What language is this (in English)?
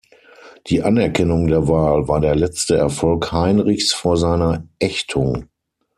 German